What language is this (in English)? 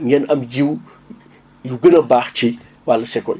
Wolof